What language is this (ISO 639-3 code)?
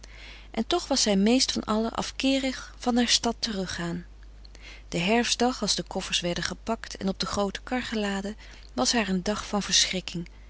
nld